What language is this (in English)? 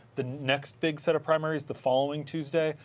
English